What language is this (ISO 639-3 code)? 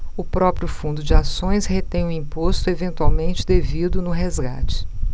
por